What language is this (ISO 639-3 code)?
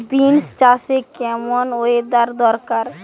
ben